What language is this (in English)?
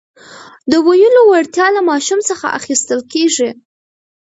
Pashto